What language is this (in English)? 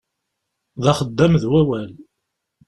Kabyle